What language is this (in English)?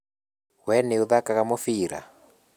Kikuyu